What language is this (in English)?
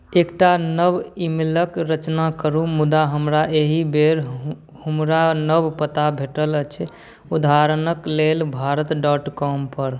Maithili